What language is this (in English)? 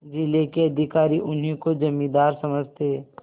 Hindi